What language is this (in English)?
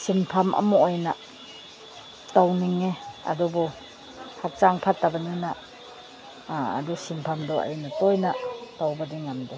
Manipuri